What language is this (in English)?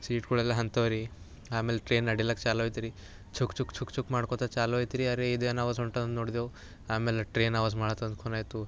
Kannada